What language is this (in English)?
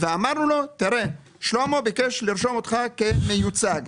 Hebrew